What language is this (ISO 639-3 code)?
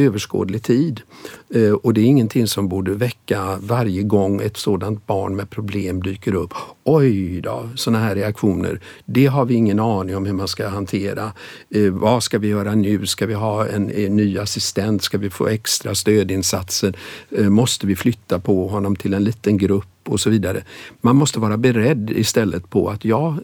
swe